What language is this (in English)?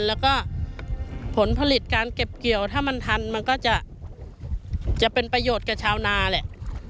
Thai